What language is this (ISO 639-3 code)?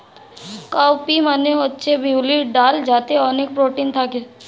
ben